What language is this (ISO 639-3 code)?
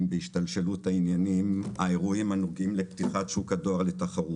heb